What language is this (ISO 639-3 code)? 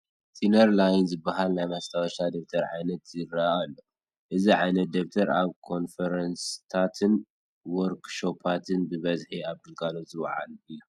tir